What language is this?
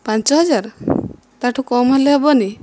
Odia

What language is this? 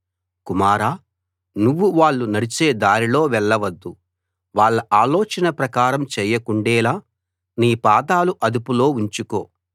Telugu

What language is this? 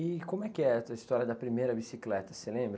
Portuguese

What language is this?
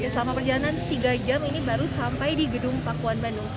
Indonesian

